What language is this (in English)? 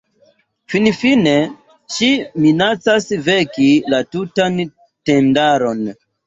Esperanto